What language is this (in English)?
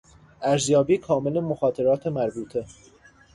Persian